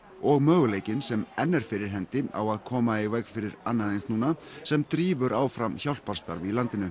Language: Icelandic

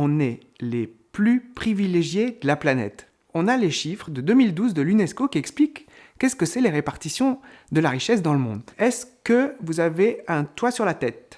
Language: French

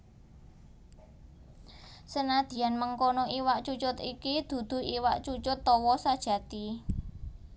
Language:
Javanese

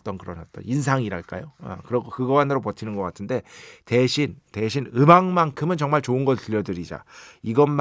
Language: Korean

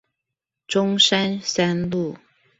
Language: Chinese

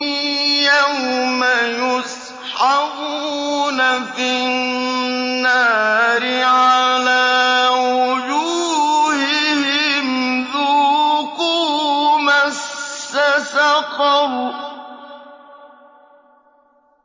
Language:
Arabic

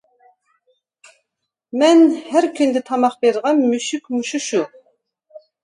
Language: Uyghur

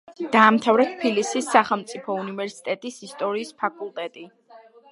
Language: Georgian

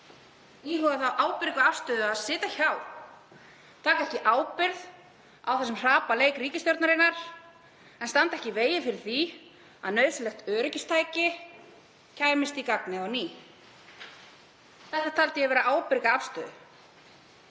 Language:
Icelandic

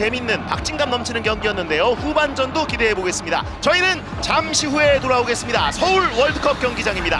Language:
Korean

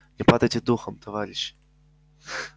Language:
Russian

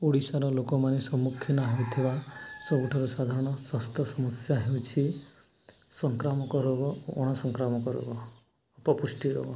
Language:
Odia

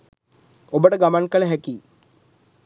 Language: Sinhala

